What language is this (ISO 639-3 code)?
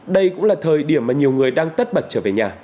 vie